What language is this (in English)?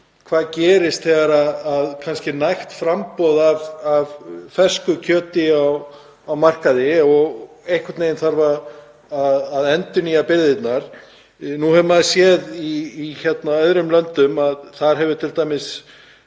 Icelandic